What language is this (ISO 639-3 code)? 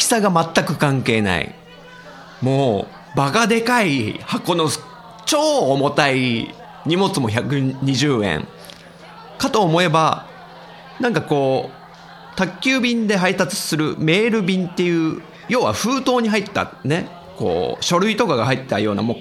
jpn